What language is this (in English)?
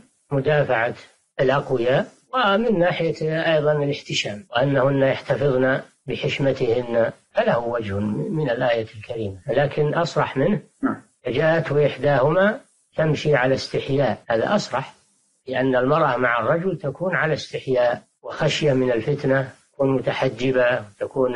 Arabic